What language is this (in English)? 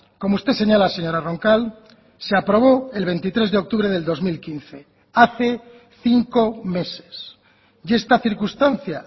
Spanish